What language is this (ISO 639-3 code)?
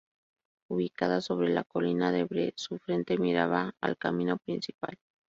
spa